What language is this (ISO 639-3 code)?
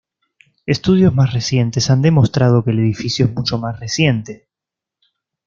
spa